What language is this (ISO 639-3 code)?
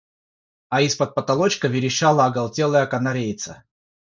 rus